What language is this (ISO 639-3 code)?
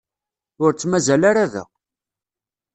kab